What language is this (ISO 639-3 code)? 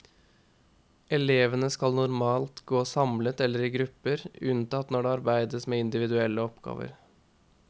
nor